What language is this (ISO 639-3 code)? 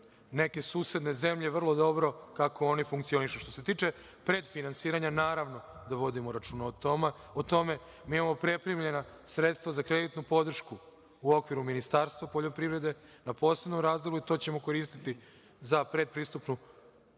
srp